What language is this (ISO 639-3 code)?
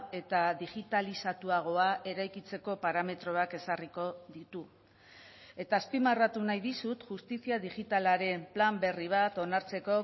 eus